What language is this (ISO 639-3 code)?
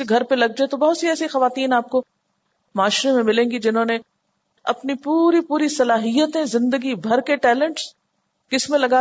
urd